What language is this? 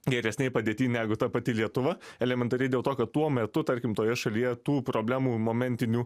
Lithuanian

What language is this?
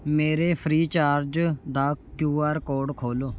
Punjabi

